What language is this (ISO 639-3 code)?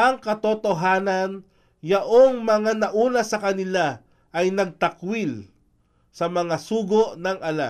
fil